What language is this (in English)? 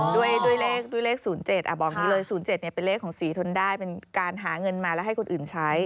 Thai